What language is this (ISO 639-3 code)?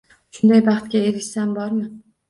uzb